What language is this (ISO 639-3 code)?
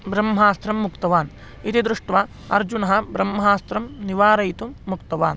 san